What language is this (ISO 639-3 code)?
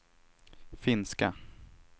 swe